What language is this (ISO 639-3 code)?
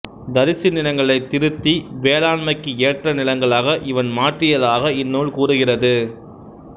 tam